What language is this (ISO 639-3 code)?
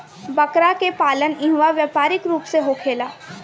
bho